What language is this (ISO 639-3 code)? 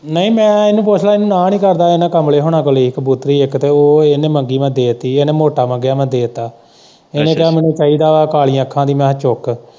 pan